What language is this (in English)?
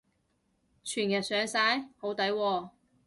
Cantonese